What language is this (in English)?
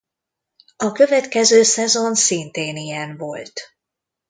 Hungarian